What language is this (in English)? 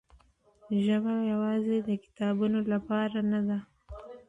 Pashto